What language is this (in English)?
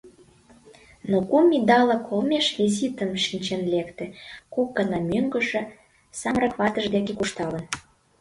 Mari